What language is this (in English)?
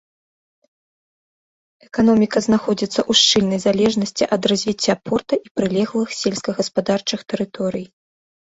Belarusian